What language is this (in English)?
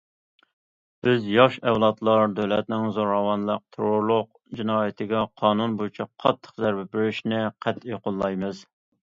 Uyghur